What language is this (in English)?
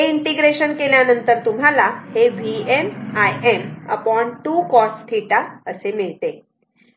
Marathi